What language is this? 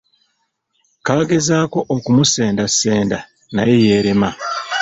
Ganda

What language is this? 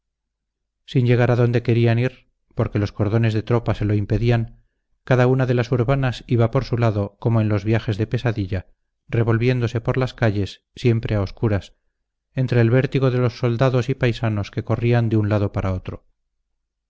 Spanish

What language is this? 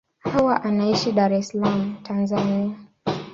Swahili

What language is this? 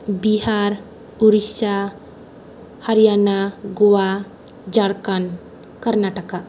Bodo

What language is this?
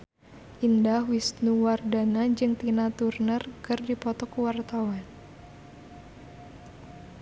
Sundanese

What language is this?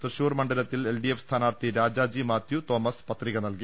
Malayalam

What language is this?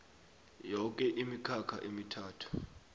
South Ndebele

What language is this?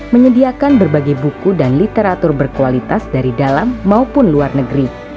Indonesian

